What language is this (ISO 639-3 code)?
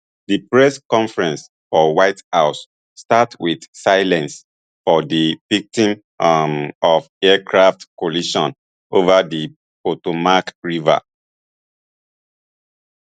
pcm